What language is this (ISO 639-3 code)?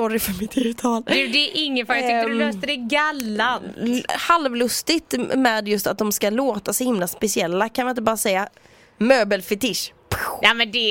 swe